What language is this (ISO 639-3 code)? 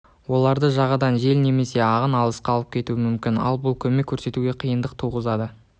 kaz